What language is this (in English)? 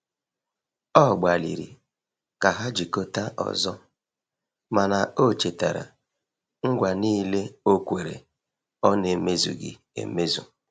Igbo